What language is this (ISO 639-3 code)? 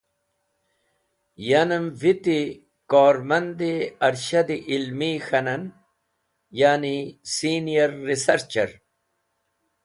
wbl